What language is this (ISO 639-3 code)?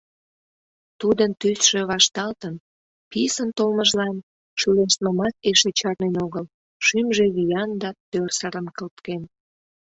chm